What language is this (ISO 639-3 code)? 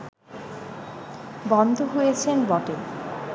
ben